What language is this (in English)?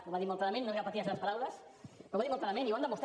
Catalan